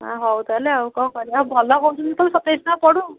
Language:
Odia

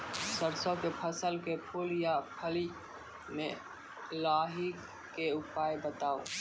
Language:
Maithili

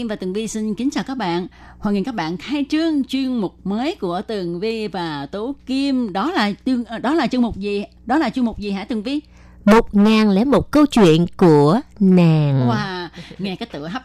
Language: Vietnamese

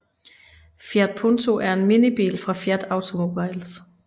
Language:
Danish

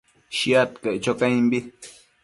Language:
Matsés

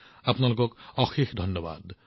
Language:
Assamese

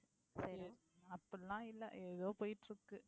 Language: Tamil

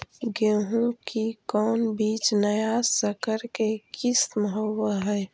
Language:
Magahi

